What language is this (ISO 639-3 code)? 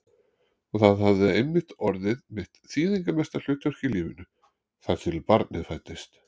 isl